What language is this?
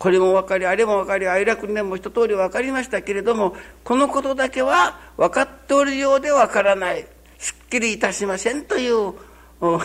Japanese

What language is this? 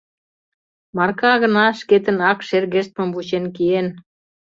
Mari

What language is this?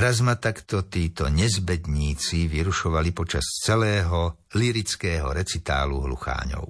Slovak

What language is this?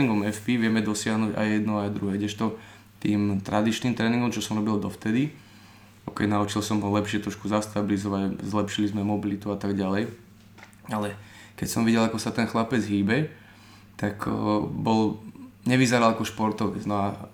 Slovak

